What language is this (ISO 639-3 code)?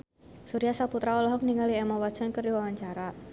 sun